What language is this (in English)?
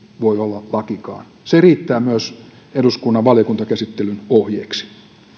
Finnish